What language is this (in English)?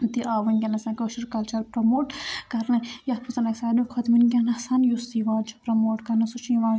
Kashmiri